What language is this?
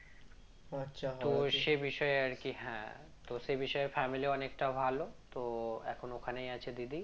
Bangla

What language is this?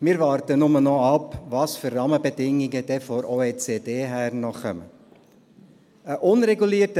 Swiss German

